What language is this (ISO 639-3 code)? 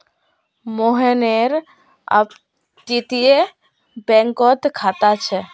mag